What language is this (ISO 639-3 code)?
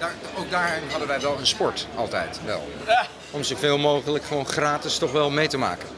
nld